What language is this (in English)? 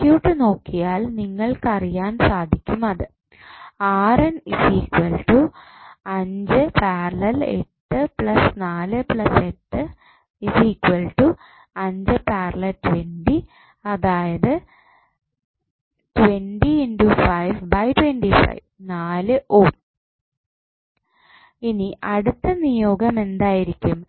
Malayalam